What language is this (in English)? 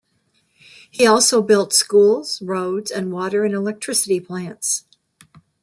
English